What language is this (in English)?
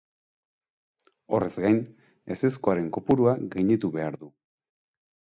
Basque